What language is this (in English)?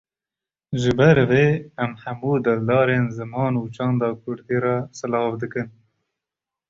Kurdish